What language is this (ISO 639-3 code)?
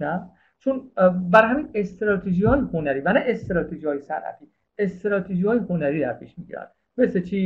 fas